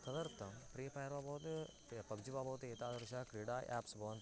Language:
Sanskrit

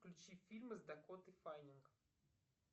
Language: Russian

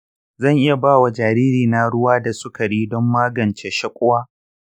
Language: Hausa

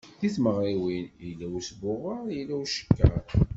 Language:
Kabyle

